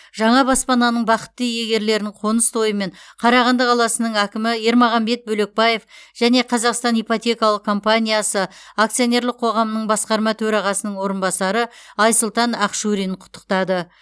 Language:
Kazakh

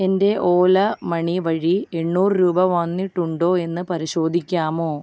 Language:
Malayalam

